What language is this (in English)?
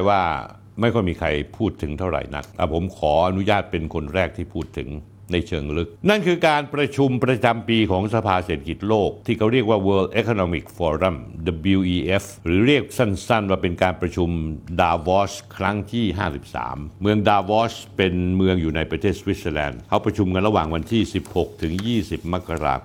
Thai